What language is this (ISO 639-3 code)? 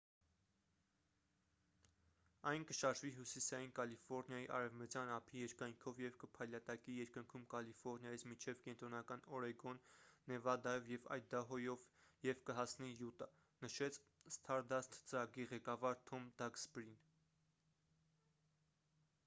hye